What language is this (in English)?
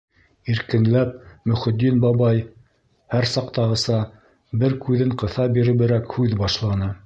Bashkir